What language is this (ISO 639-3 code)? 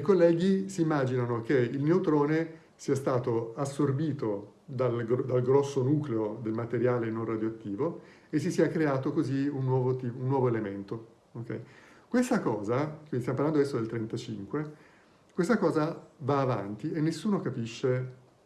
ita